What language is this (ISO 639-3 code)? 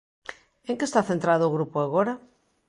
glg